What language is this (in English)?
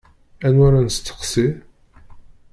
Kabyle